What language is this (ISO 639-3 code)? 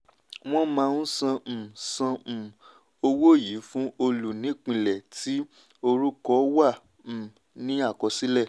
yor